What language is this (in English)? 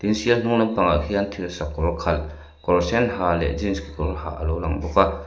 Mizo